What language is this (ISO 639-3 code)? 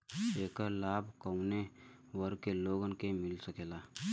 bho